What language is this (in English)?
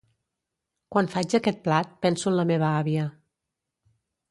Catalan